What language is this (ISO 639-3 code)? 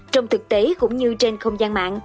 vie